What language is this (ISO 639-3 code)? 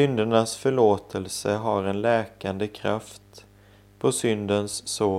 swe